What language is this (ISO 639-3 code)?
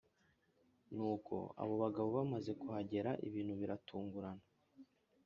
kin